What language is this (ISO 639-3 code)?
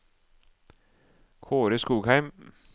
nor